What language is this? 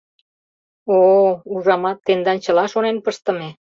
Mari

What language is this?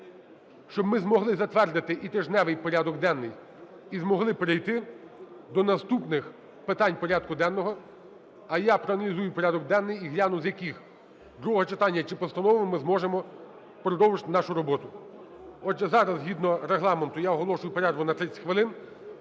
Ukrainian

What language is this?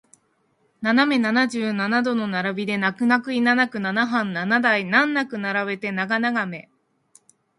Japanese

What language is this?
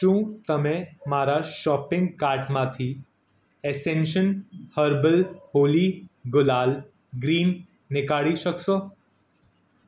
Gujarati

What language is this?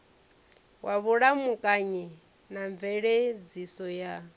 Venda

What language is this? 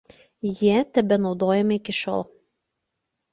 Lithuanian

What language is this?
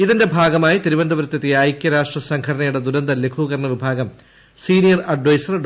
Malayalam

